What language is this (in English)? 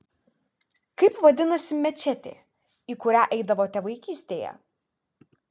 Lithuanian